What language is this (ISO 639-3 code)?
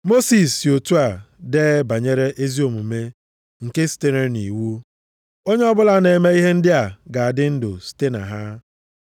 ibo